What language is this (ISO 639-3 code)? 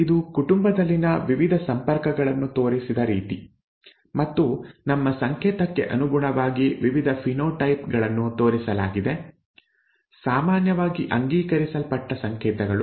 kan